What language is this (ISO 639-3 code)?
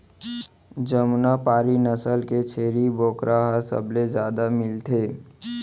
hne